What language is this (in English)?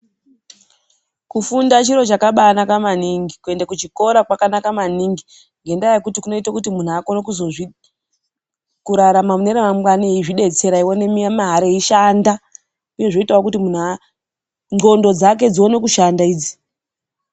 Ndau